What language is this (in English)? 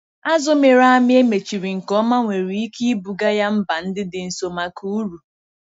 Igbo